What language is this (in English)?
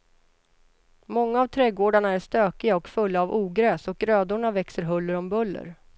Swedish